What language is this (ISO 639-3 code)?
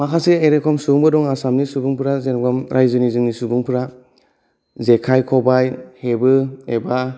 brx